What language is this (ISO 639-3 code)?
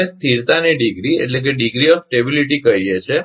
guj